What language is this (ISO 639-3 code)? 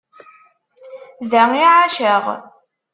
kab